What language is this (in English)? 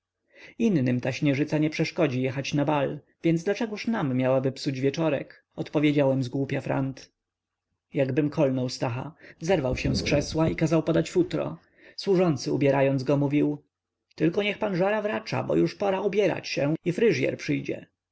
Polish